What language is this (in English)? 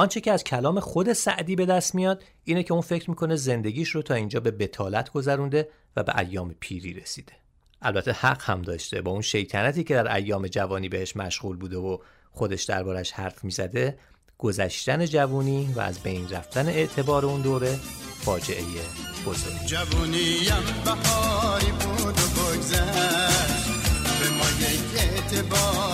Persian